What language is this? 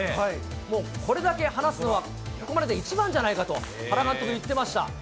Japanese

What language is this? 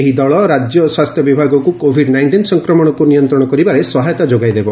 Odia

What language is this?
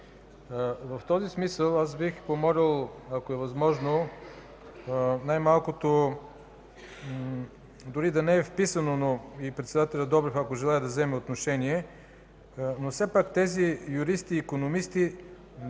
Bulgarian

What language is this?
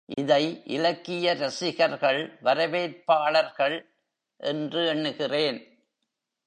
Tamil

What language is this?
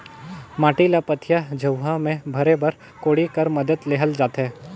Chhattisgarhi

